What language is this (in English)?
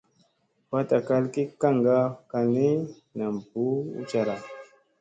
Musey